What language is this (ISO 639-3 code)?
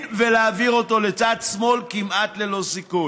heb